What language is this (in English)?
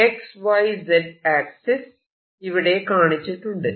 Malayalam